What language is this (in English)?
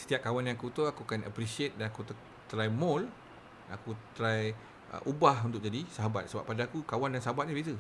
Malay